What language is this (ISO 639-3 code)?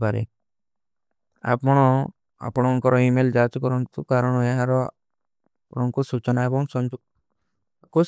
uki